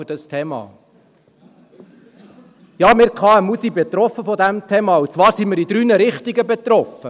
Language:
Swiss German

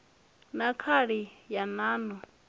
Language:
Venda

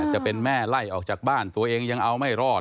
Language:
Thai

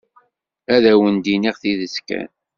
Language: Kabyle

